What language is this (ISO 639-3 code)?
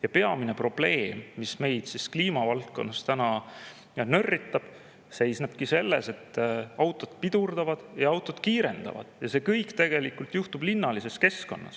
est